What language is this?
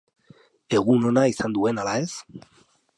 Basque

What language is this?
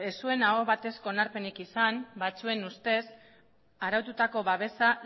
Basque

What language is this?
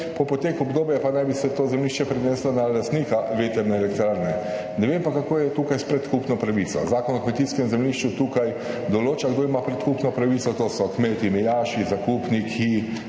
Slovenian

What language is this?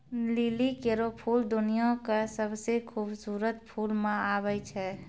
Maithili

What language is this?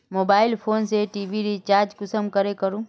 Magahi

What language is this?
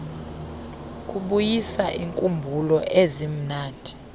Xhosa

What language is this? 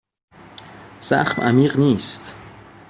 Persian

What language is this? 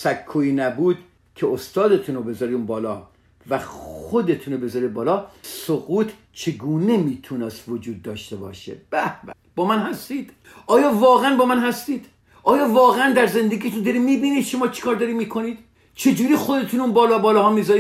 Persian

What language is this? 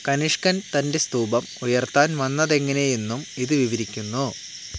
Malayalam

